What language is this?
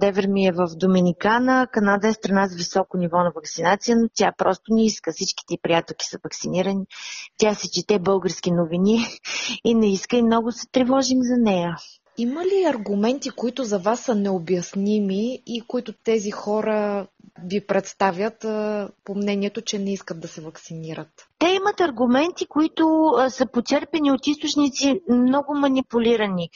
Bulgarian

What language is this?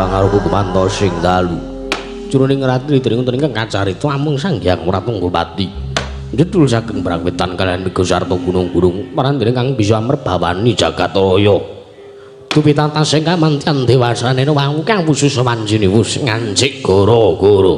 Indonesian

